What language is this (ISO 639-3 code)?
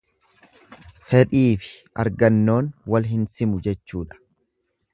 orm